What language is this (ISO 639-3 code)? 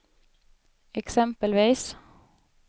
swe